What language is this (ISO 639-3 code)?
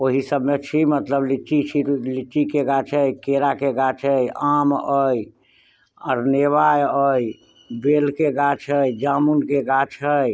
mai